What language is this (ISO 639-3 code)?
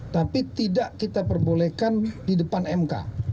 ind